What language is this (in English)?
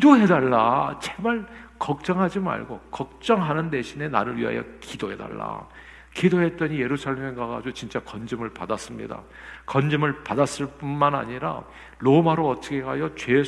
Korean